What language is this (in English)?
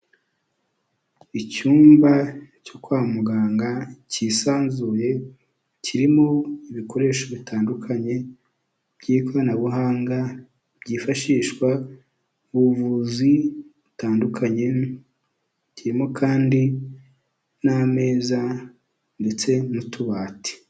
Kinyarwanda